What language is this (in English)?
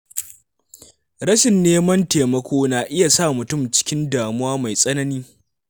Hausa